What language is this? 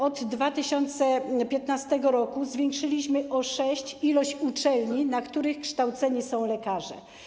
Polish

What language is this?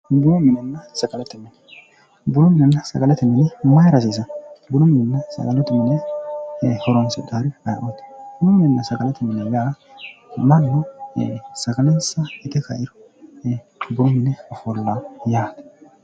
Sidamo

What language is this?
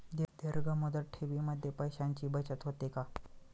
Marathi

